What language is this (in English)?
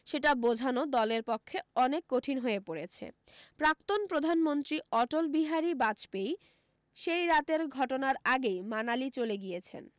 Bangla